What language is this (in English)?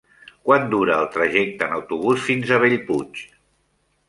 Catalan